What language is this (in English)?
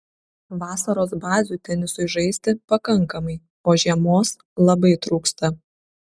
Lithuanian